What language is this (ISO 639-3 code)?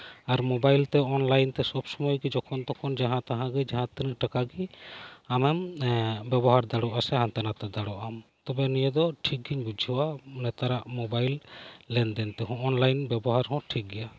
sat